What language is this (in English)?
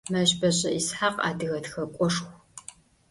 Adyghe